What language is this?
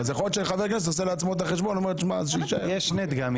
Hebrew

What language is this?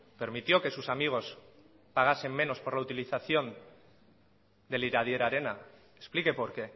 Spanish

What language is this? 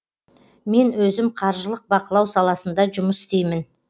Kazakh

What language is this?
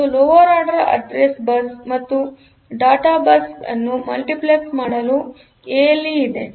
Kannada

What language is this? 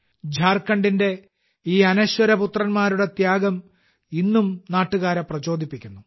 Malayalam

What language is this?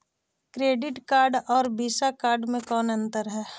Magahi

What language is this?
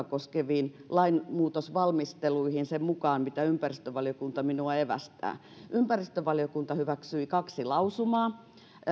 Finnish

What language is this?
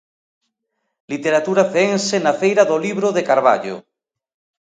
Galician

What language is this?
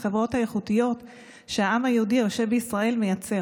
Hebrew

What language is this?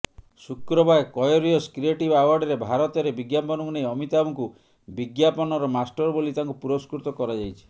Odia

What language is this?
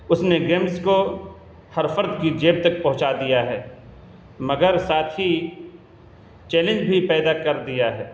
Urdu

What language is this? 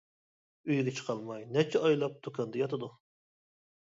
Uyghur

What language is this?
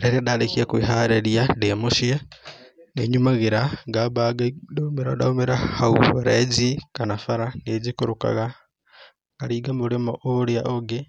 Kikuyu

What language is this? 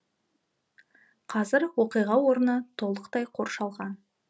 Kazakh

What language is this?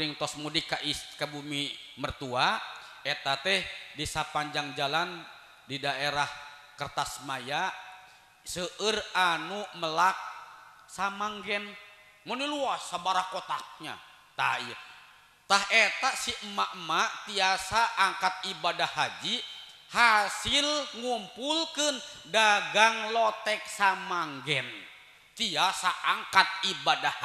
Indonesian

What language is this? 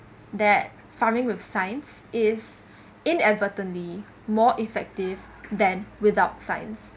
English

